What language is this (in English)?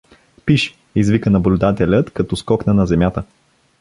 Bulgarian